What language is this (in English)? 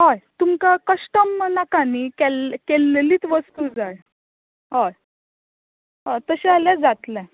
Konkani